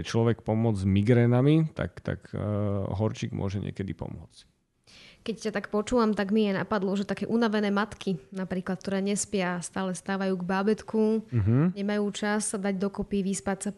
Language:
Slovak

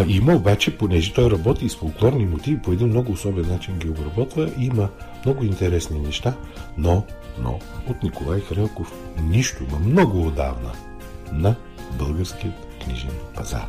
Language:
Bulgarian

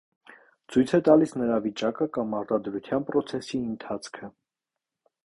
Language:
Armenian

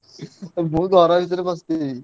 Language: Odia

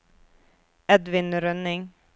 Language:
Norwegian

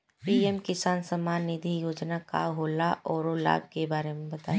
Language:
Bhojpuri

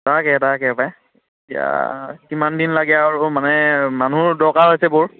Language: Assamese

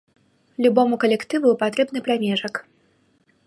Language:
Belarusian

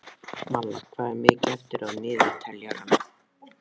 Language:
Icelandic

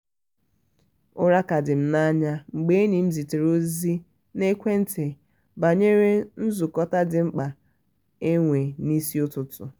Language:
Igbo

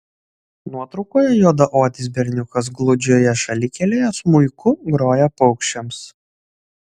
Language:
Lithuanian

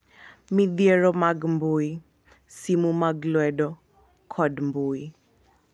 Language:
Luo (Kenya and Tanzania)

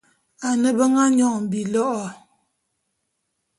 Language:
Bulu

